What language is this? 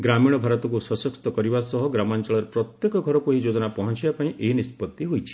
Odia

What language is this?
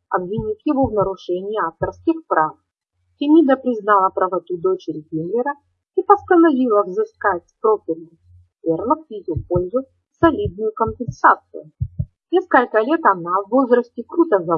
Russian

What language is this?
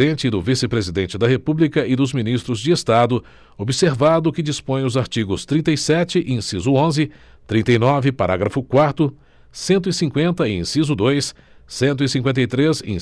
Portuguese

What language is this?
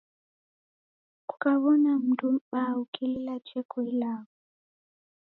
Taita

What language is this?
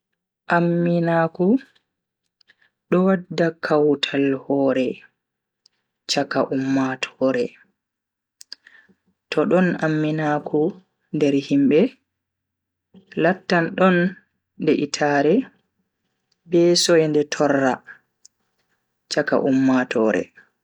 Bagirmi Fulfulde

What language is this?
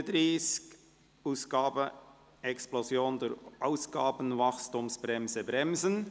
Swiss German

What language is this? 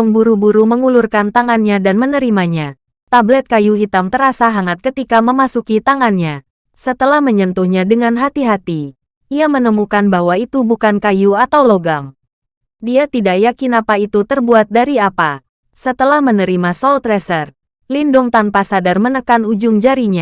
Indonesian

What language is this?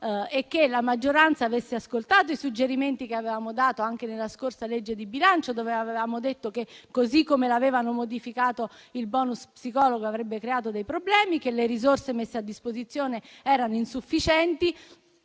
Italian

